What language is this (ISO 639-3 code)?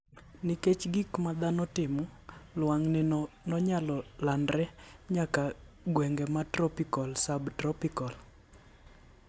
luo